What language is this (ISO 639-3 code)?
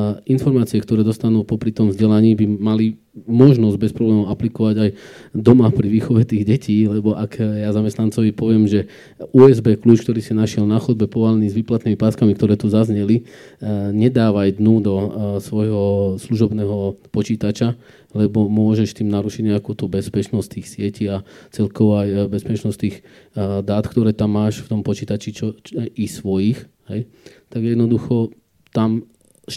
slk